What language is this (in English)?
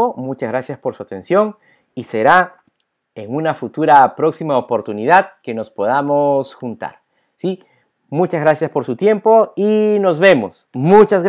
Spanish